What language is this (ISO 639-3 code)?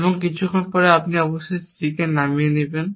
ben